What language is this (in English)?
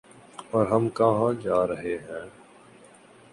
Urdu